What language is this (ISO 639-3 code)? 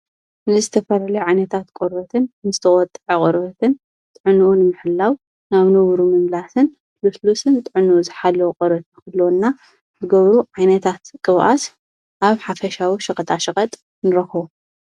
tir